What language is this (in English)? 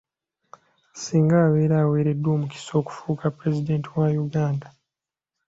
Ganda